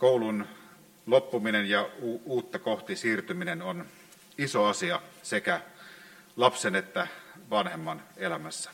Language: Finnish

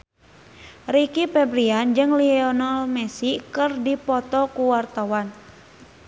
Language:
Sundanese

